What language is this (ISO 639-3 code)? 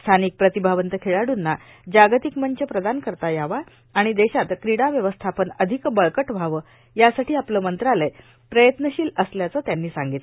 mar